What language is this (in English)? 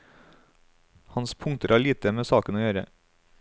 Norwegian